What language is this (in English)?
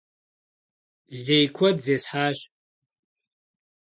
Kabardian